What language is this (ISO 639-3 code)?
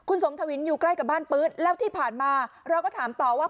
tha